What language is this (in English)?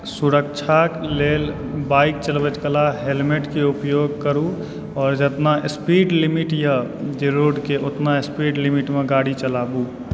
Maithili